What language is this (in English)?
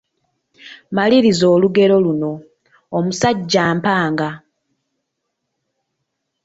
Ganda